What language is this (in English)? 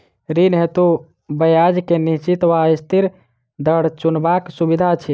Maithili